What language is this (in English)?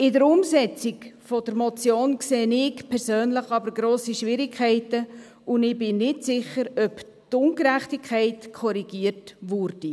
Swiss German